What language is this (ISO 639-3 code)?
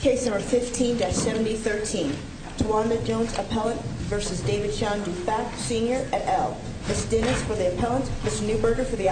eng